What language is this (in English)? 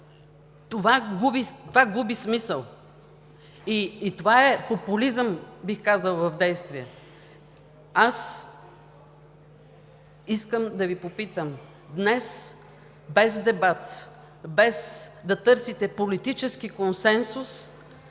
Bulgarian